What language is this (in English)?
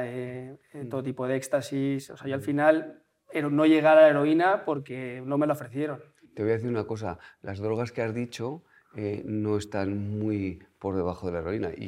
Spanish